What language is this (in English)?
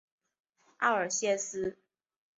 Chinese